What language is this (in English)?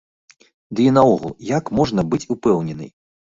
Belarusian